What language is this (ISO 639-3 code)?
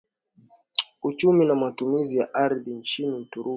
swa